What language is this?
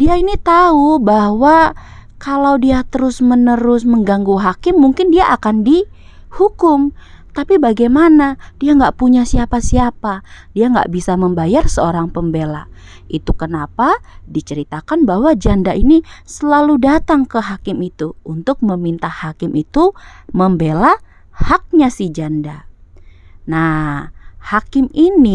Indonesian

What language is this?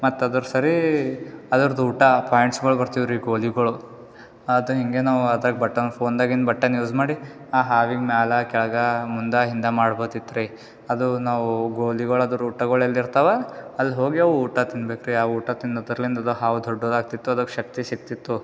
Kannada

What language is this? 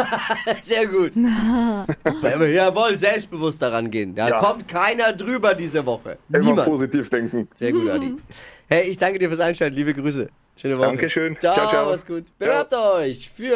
German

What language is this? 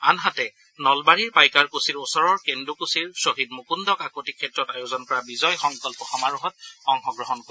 Assamese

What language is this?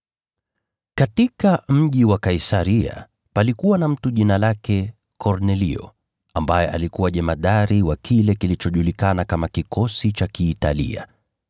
Swahili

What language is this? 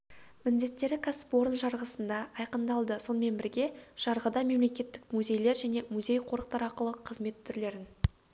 Kazakh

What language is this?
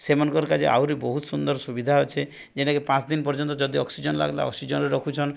Odia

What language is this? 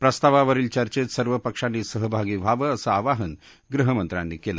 Marathi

